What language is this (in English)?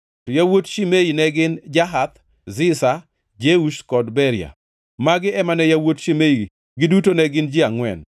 Luo (Kenya and Tanzania)